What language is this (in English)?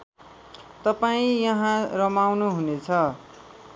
Nepali